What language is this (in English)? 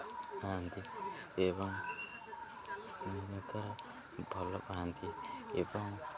Odia